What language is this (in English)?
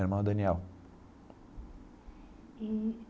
Portuguese